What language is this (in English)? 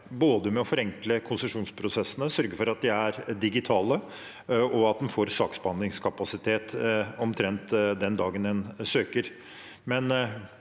Norwegian